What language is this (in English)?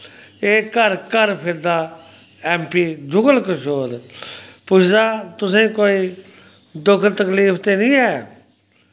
Dogri